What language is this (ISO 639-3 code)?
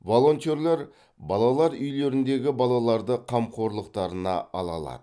kaz